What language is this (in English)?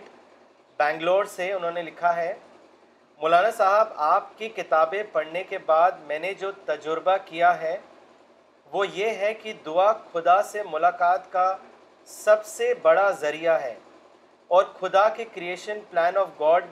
Urdu